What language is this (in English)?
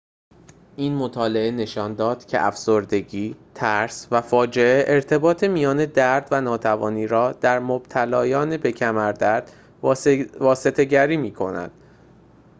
Persian